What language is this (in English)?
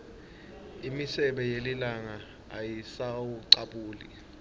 Swati